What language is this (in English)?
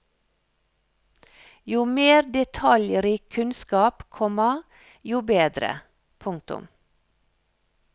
Norwegian